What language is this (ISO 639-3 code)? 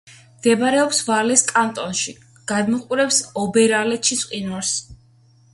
kat